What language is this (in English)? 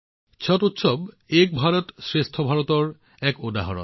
Assamese